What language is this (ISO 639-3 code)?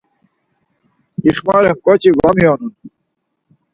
lzz